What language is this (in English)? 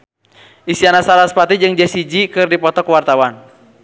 Sundanese